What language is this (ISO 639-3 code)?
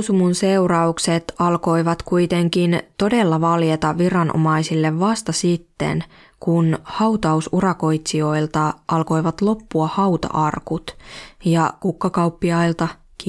fin